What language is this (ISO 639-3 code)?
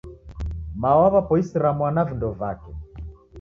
dav